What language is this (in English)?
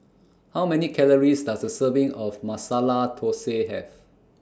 English